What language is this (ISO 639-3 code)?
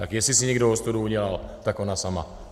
ces